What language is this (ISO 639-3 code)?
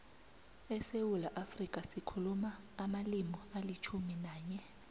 nbl